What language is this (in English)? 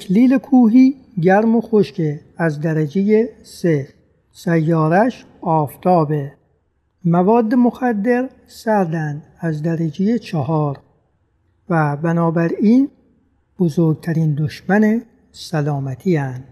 Persian